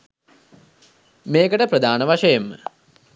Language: Sinhala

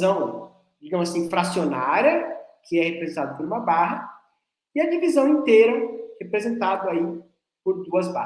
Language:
Portuguese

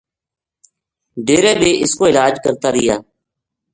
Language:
Gujari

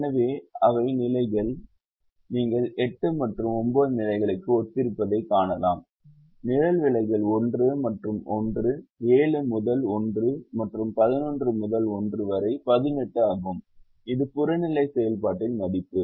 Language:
Tamil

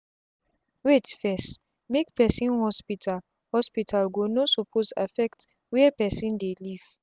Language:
Nigerian Pidgin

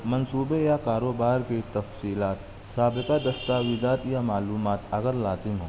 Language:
Urdu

